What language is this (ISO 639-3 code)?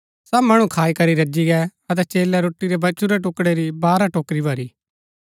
gbk